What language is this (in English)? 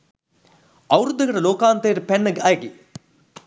Sinhala